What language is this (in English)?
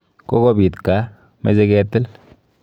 Kalenjin